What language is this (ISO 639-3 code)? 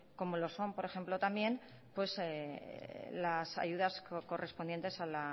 spa